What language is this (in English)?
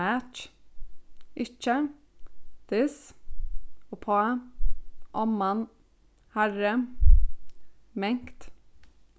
Faroese